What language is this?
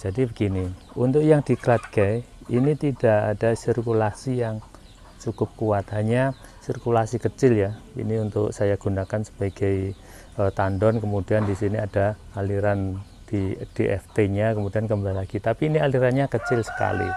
Indonesian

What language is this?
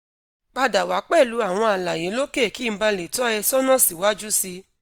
Yoruba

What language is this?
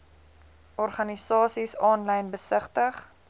Afrikaans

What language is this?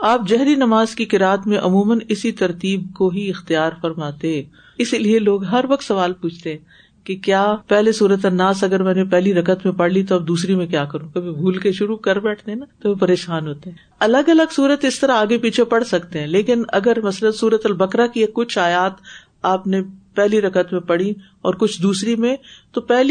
Urdu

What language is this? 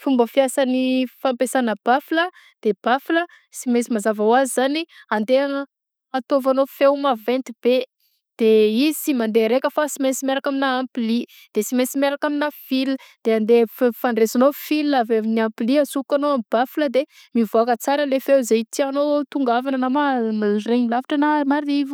Southern Betsimisaraka Malagasy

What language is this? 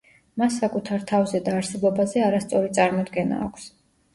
Georgian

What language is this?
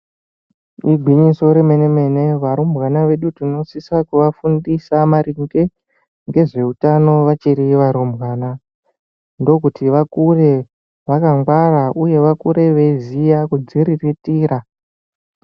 Ndau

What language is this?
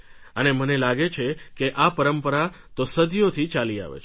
Gujarati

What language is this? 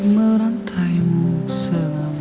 Indonesian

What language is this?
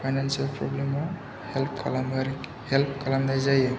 Bodo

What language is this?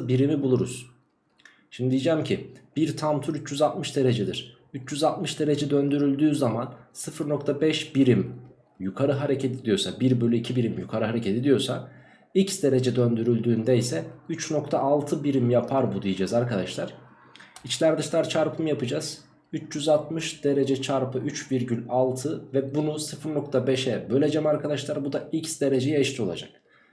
Turkish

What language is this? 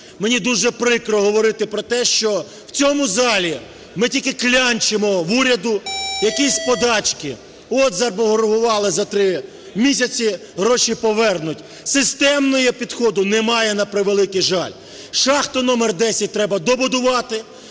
Ukrainian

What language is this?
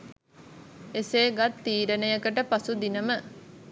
Sinhala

